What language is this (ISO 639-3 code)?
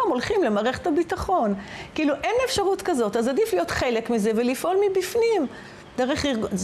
heb